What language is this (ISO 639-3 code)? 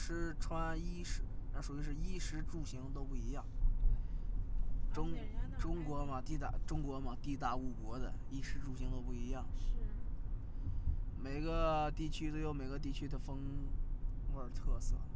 zho